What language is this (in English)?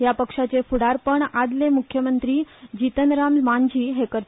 Konkani